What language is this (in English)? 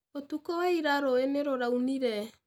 Kikuyu